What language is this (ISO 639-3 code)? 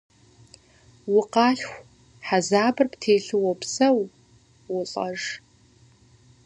kbd